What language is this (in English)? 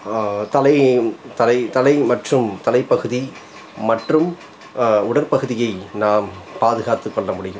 Tamil